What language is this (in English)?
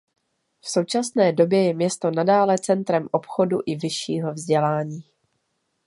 Czech